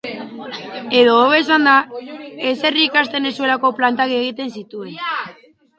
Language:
Basque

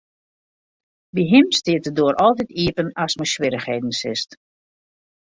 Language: Western Frisian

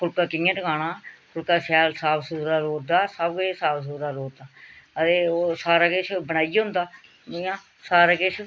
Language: Dogri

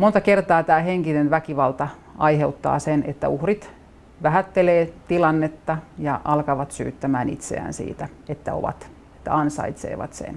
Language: Finnish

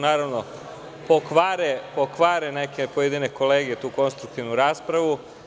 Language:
Serbian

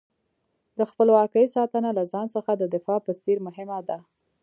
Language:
Pashto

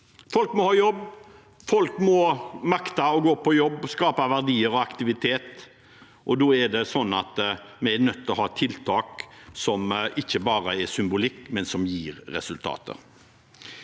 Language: Norwegian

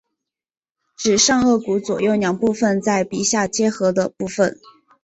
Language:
Chinese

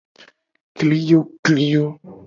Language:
Gen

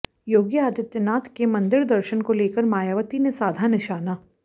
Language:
Hindi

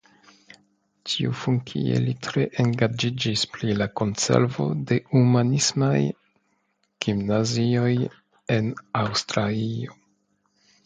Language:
Esperanto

